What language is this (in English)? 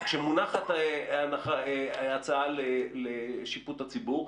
Hebrew